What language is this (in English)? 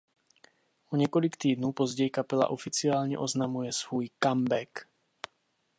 Czech